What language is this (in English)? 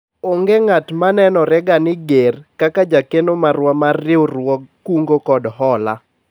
Luo (Kenya and Tanzania)